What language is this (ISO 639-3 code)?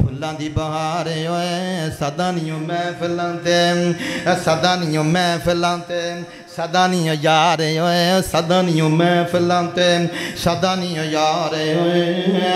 ron